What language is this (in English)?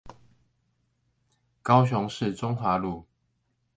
Chinese